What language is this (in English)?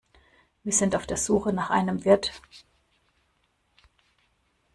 German